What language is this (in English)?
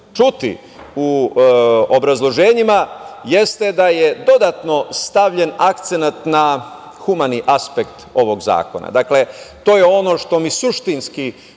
Serbian